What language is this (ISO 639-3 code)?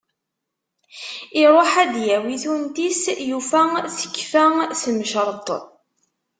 kab